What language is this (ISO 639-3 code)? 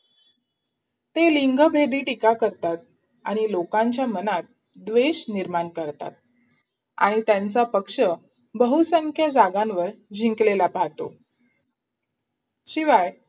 mar